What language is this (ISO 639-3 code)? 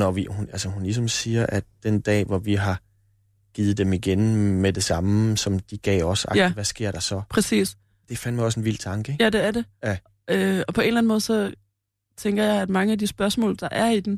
dan